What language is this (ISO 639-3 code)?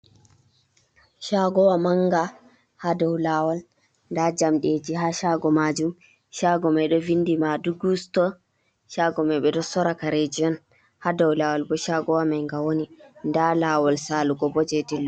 ful